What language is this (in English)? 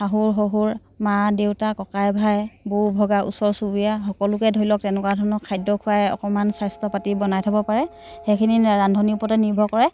Assamese